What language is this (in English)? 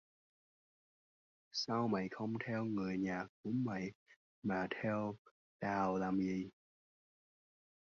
Vietnamese